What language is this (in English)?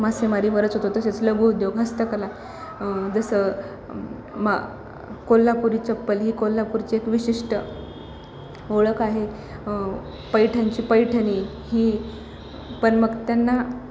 Marathi